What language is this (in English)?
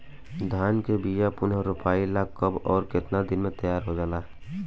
Bhojpuri